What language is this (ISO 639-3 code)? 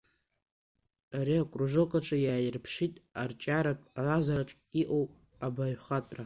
abk